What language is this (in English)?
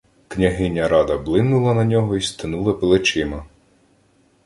Ukrainian